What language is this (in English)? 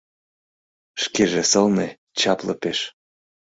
Mari